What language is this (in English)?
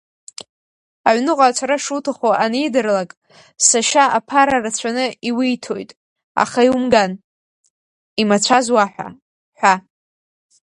Abkhazian